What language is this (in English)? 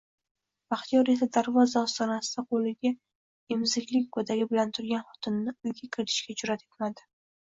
Uzbek